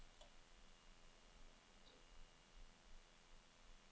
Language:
Danish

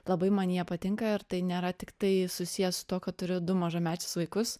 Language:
Lithuanian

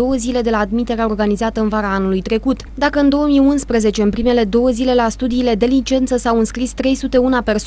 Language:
Romanian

